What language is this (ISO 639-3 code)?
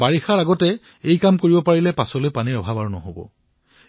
asm